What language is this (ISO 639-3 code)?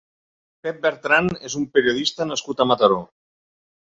cat